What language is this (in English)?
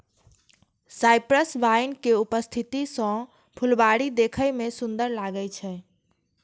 Maithili